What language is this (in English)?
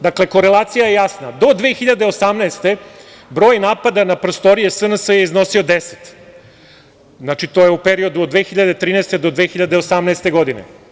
Serbian